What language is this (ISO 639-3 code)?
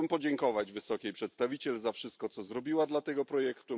pol